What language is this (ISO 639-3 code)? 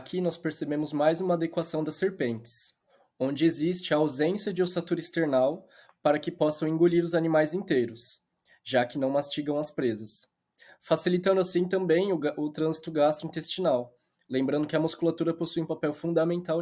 por